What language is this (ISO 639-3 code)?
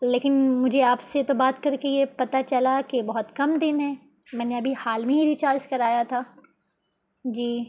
urd